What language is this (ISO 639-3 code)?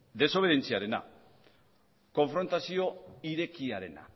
eus